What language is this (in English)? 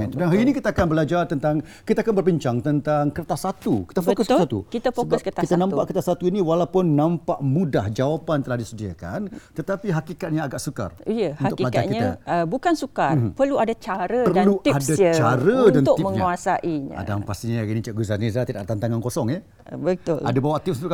Malay